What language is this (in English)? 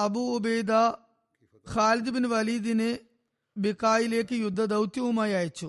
Malayalam